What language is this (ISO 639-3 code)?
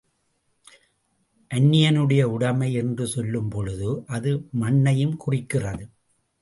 tam